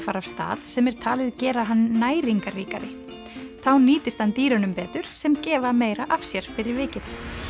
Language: Icelandic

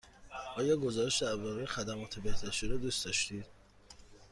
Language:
Persian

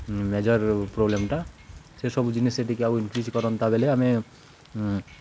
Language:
Odia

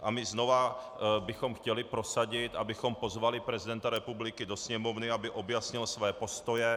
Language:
Czech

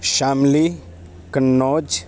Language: Urdu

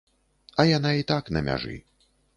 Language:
Belarusian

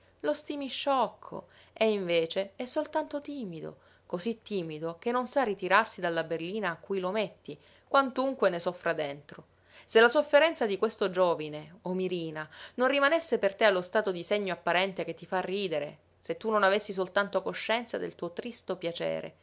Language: Italian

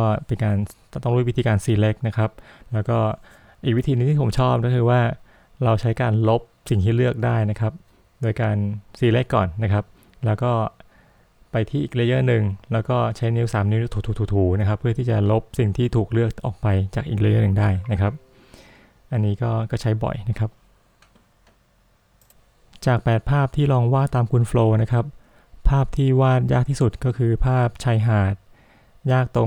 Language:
Thai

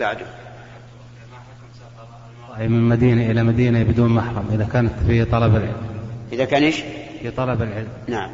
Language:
Arabic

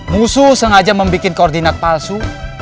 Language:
Indonesian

